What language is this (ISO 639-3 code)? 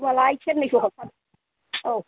brx